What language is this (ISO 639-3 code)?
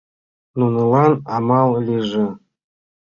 chm